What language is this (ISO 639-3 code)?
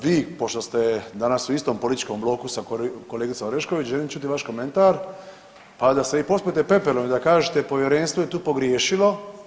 hrv